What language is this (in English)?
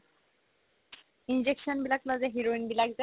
Assamese